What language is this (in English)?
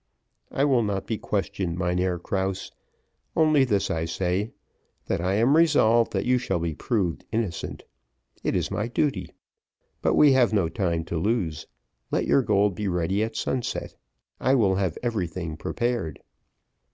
English